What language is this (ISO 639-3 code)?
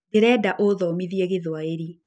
kik